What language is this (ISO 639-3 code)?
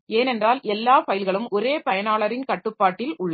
tam